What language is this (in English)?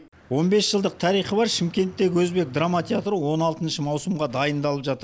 Kazakh